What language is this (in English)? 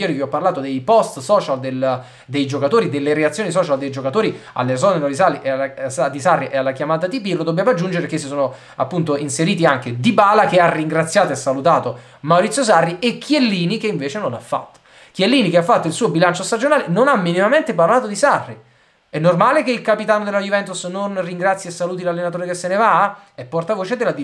Italian